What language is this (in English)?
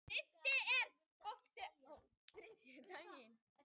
Icelandic